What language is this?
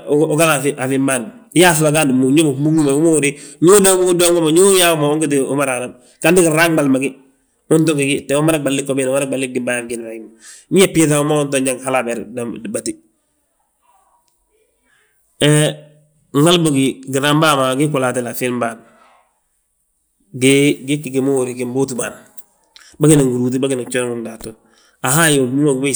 Balanta-Ganja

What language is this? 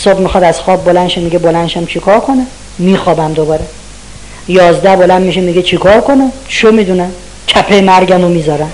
Persian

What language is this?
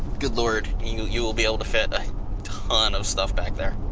English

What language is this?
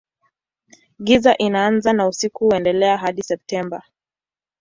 Swahili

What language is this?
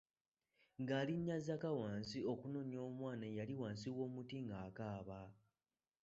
Ganda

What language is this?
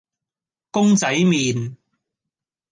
Cantonese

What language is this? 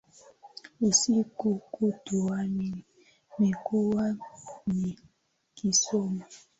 Swahili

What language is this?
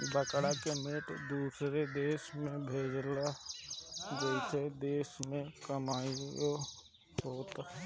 Bhojpuri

